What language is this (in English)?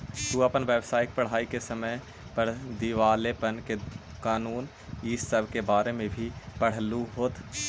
Magahi